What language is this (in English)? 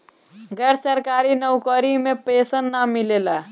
Bhojpuri